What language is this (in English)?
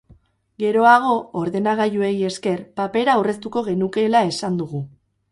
Basque